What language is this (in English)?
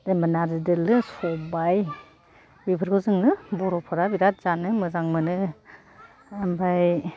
Bodo